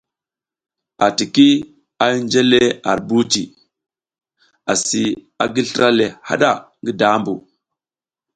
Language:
South Giziga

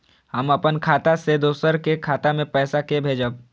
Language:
Maithili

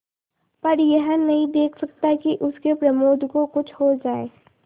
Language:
Hindi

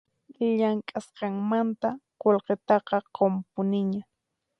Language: Puno Quechua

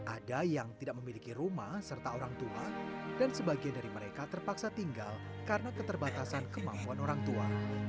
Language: Indonesian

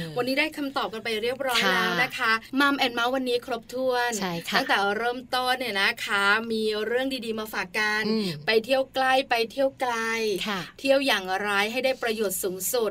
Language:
Thai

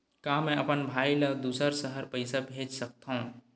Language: Chhattisgarhi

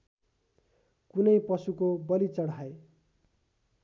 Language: Nepali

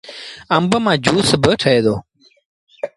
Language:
Sindhi Bhil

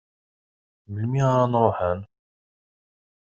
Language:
Kabyle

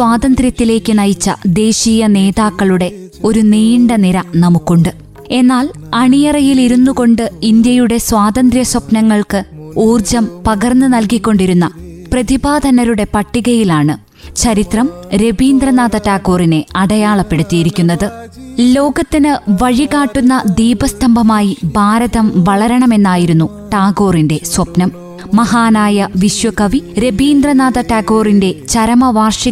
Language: Malayalam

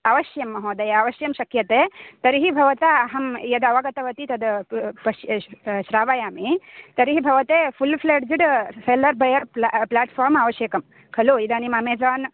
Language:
Sanskrit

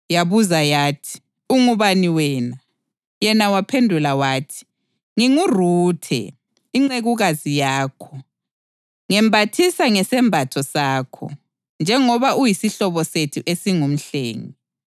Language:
North Ndebele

